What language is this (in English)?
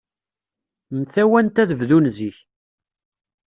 Kabyle